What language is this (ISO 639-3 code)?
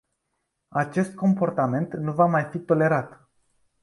ron